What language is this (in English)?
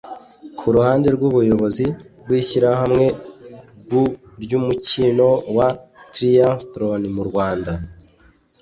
Kinyarwanda